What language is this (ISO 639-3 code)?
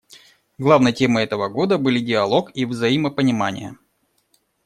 rus